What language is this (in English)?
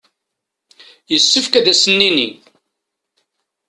Kabyle